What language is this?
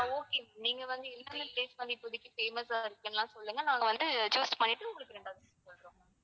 Tamil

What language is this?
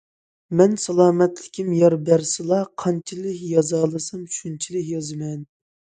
Uyghur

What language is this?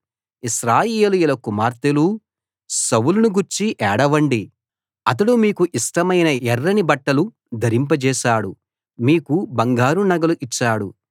Telugu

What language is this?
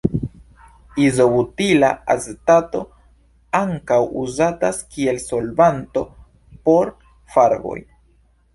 Esperanto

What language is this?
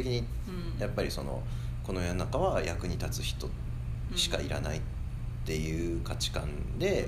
Japanese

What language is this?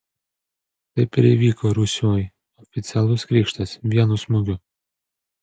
Lithuanian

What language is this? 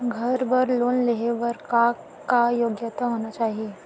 Chhattisgarhi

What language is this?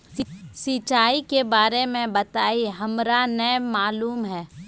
Magahi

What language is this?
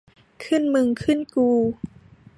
Thai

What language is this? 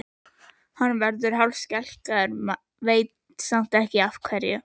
Icelandic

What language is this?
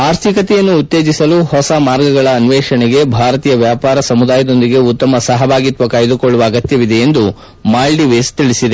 Kannada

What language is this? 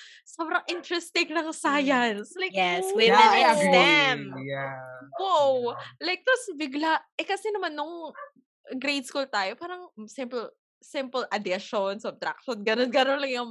Filipino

